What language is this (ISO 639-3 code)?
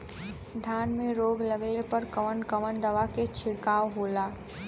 bho